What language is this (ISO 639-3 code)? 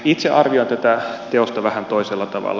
fin